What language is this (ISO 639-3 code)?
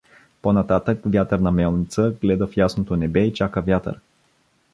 bul